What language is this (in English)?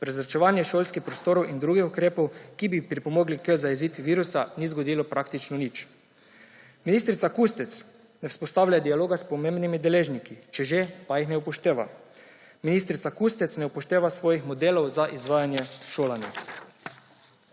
Slovenian